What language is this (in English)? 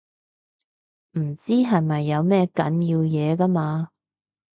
Cantonese